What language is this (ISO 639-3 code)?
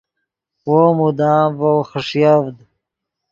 ydg